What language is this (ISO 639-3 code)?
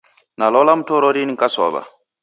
dav